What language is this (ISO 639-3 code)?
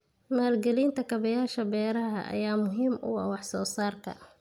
som